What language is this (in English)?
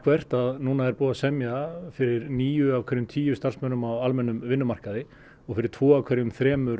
Icelandic